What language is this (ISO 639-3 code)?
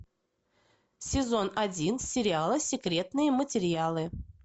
rus